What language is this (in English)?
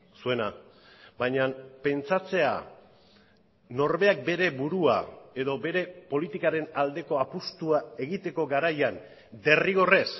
Basque